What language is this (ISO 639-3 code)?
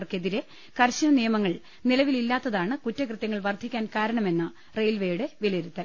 mal